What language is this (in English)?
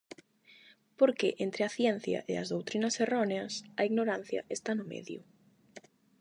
Galician